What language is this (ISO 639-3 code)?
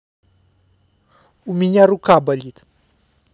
rus